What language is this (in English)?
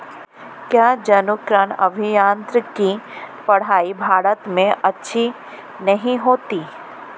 Hindi